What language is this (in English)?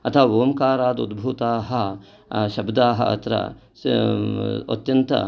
Sanskrit